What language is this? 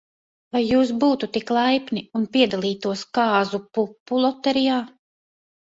Latvian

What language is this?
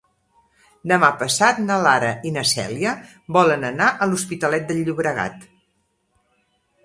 Catalan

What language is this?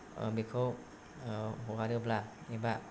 Bodo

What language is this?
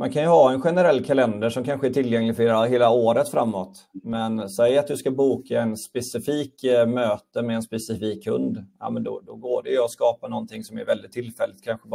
Swedish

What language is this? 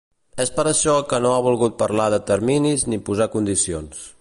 Catalan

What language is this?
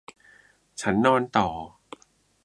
Thai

